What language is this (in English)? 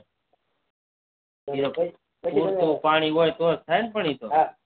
Gujarati